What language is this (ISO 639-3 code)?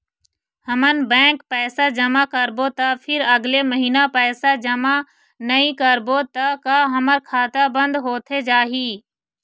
hne